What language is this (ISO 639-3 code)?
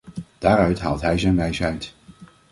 nld